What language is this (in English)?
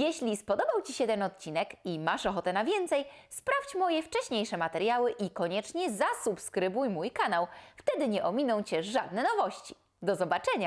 Polish